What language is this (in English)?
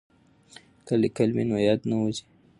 Pashto